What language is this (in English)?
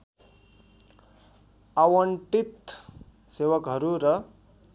Nepali